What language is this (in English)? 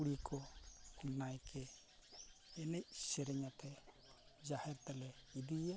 Santali